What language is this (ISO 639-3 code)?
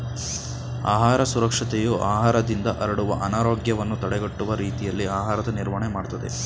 kan